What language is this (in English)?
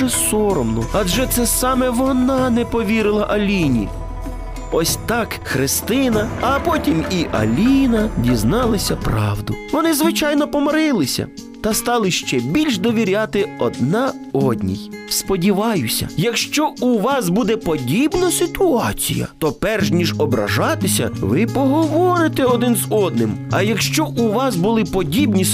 Ukrainian